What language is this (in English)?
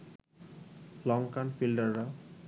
Bangla